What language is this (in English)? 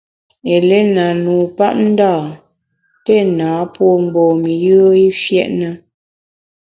Bamun